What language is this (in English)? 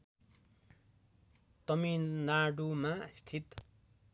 Nepali